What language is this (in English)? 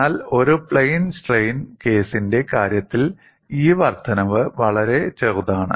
Malayalam